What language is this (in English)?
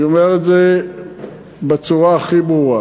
Hebrew